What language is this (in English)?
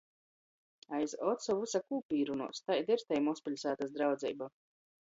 Latgalian